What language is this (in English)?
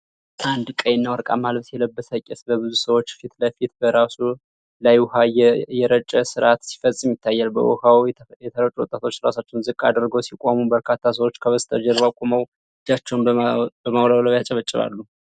Amharic